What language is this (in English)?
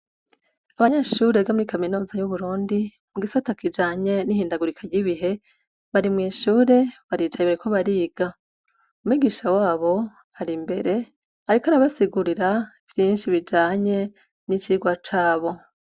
Rundi